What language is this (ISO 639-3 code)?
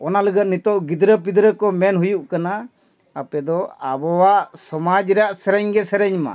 sat